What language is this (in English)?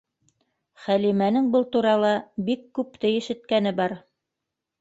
Bashkir